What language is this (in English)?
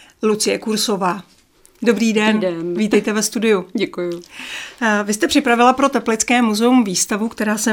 Czech